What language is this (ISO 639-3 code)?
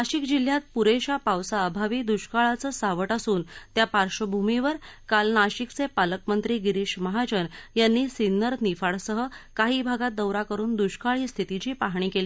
mar